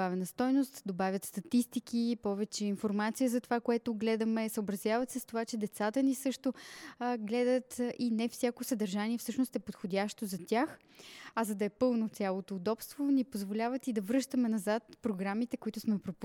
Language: Bulgarian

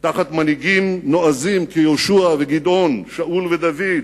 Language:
Hebrew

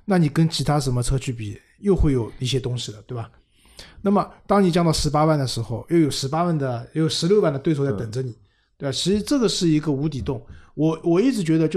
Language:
Chinese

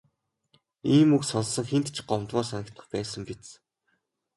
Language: Mongolian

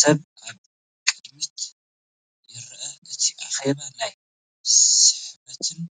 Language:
Tigrinya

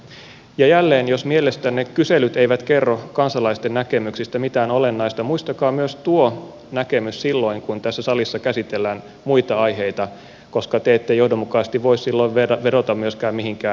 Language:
Finnish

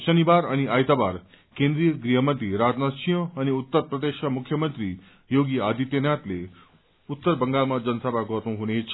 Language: Nepali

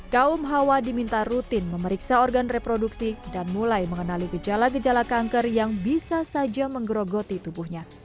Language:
Indonesian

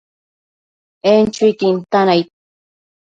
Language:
Matsés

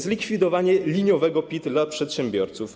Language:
Polish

